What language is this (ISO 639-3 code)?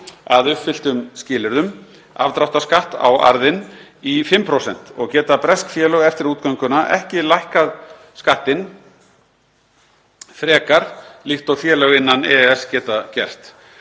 isl